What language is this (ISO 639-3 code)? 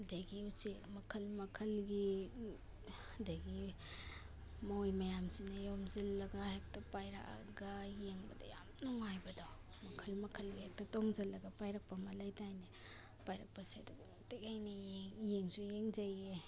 mni